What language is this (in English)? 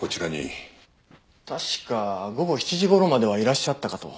Japanese